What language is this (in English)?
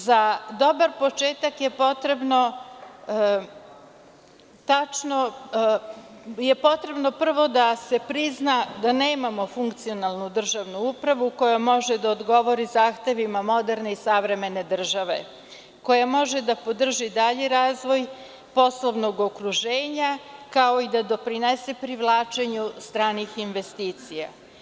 Serbian